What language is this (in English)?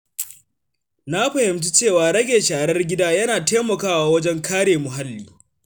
Hausa